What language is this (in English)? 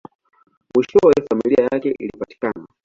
Swahili